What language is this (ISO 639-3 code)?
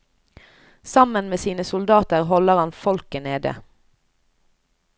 nor